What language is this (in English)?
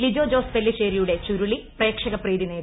Malayalam